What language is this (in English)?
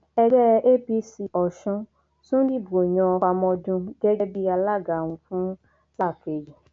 Yoruba